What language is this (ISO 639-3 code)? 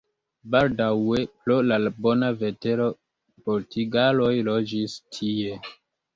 epo